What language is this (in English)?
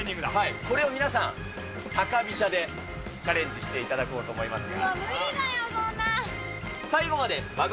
Japanese